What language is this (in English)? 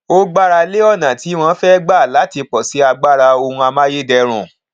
Yoruba